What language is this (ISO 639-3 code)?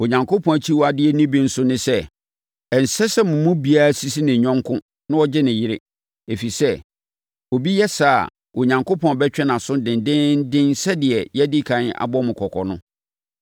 aka